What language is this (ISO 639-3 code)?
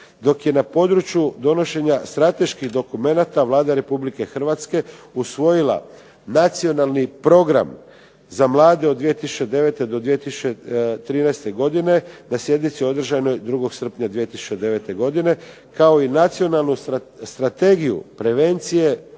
hrv